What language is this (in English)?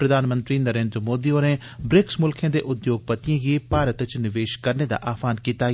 Dogri